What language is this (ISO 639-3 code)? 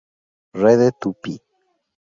spa